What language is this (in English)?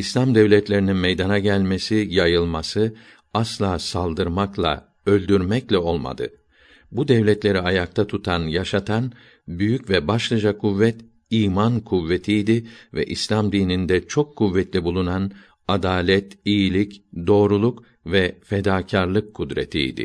Turkish